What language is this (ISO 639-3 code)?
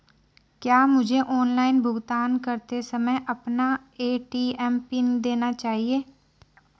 hin